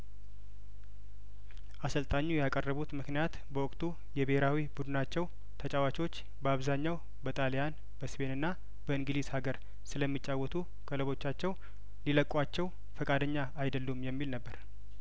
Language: Amharic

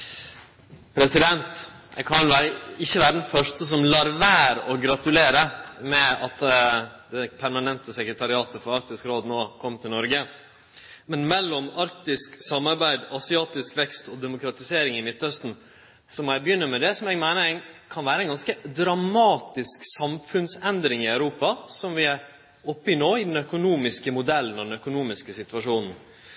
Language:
Norwegian Nynorsk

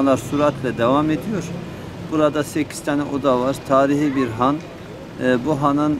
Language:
Turkish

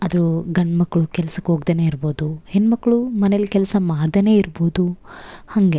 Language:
Kannada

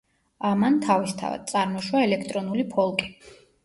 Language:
Georgian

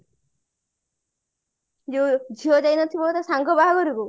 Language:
Odia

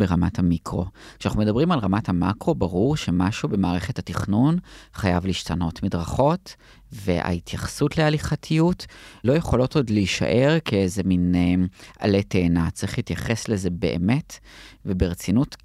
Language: Hebrew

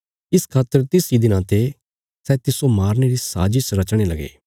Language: Bilaspuri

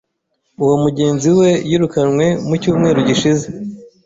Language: Kinyarwanda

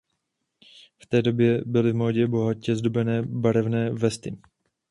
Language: Czech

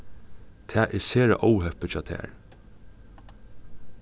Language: Faroese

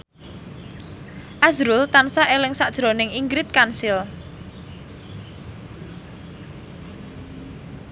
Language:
Javanese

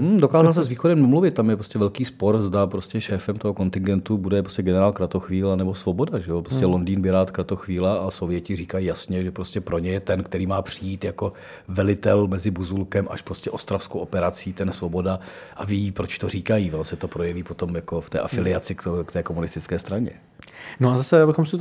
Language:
Czech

